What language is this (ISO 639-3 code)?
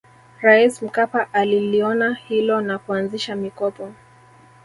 swa